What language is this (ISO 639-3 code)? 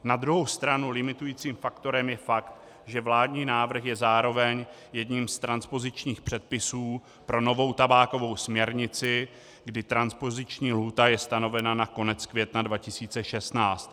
ces